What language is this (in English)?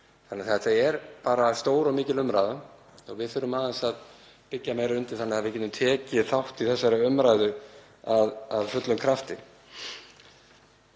Icelandic